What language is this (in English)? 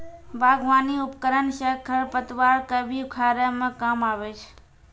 Maithili